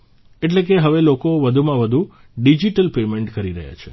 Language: Gujarati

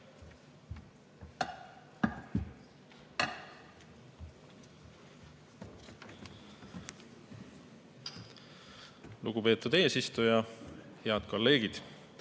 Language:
Estonian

